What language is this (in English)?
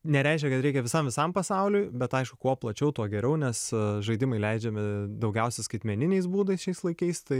Lithuanian